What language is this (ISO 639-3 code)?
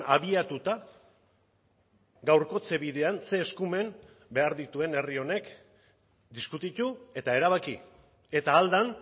eus